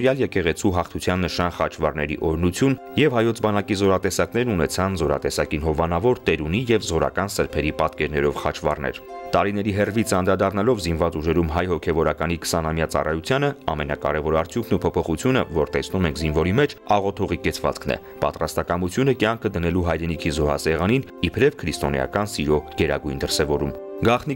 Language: Russian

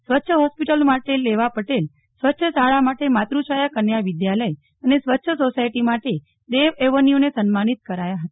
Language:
Gujarati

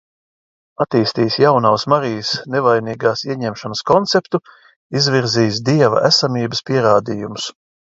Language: Latvian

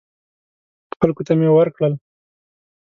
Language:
Pashto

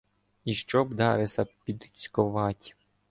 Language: Ukrainian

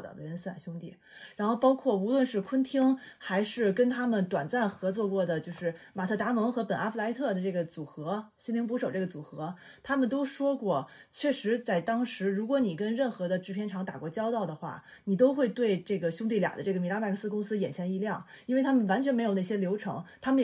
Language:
Chinese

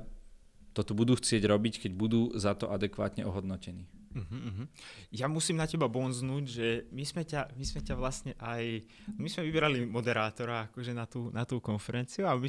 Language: Slovak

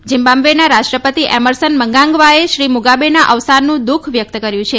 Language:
Gujarati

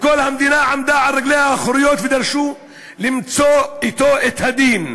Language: Hebrew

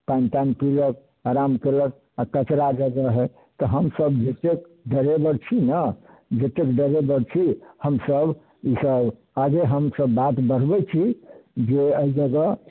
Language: Maithili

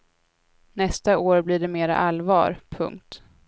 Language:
Swedish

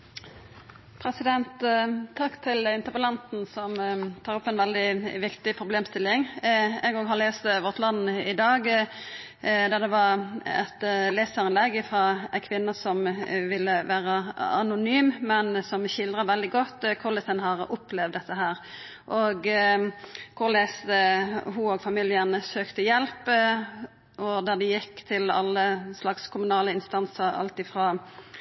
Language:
Norwegian Nynorsk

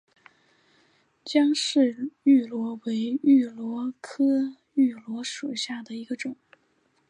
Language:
Chinese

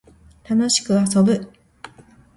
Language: Japanese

